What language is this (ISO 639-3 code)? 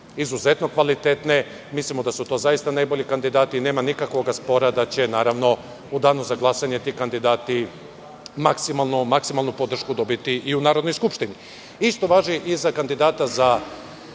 srp